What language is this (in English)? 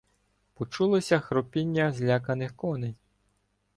Ukrainian